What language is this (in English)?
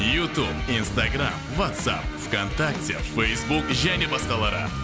Kazakh